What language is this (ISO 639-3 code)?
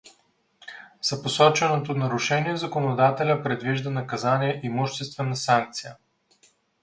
bul